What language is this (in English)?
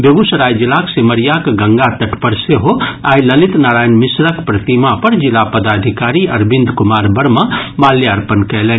Maithili